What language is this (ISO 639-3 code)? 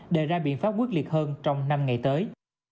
vie